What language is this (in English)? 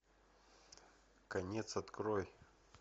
Russian